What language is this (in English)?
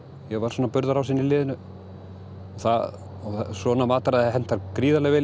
Icelandic